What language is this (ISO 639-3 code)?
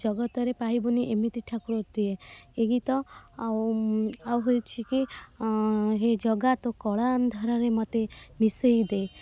ori